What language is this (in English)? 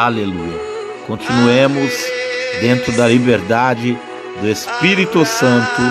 Portuguese